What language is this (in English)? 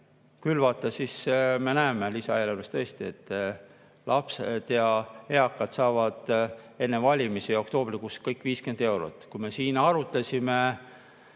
Estonian